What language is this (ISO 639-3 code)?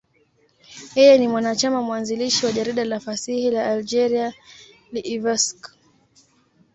swa